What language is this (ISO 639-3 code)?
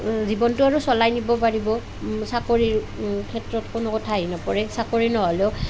asm